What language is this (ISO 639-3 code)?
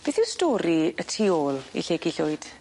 cym